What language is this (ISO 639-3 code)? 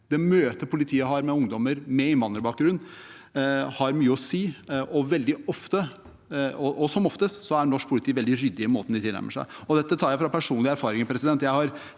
nor